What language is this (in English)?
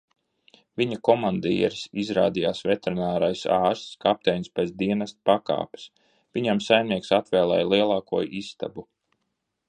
Latvian